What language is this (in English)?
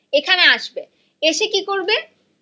Bangla